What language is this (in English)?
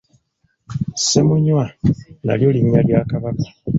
Ganda